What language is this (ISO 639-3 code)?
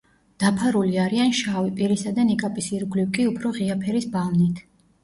kat